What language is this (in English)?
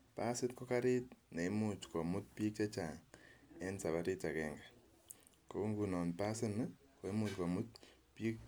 Kalenjin